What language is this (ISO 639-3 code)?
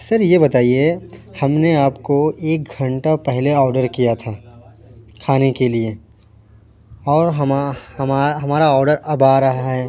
urd